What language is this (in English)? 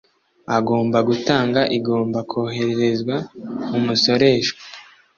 Kinyarwanda